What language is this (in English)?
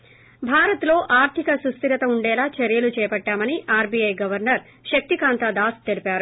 Telugu